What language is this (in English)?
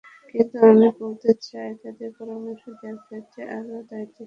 Bangla